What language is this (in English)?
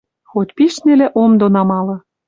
Western Mari